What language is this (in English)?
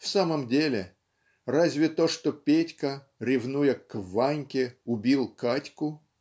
Russian